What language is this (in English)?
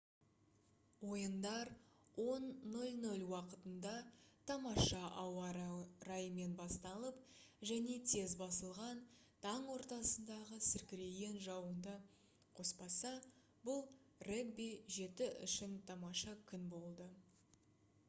Kazakh